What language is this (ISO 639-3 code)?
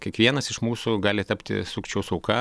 lit